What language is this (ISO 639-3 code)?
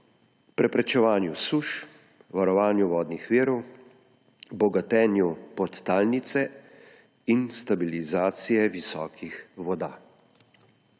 slv